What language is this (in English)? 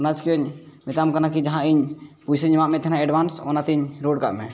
Santali